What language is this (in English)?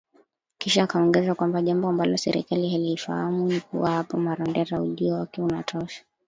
Swahili